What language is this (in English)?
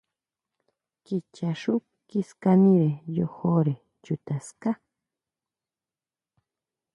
Huautla Mazatec